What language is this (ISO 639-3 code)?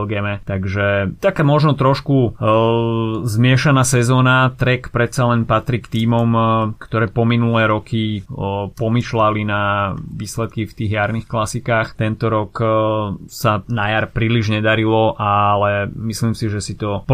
slk